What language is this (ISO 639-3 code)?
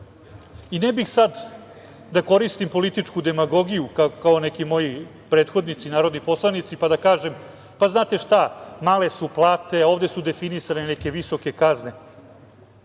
srp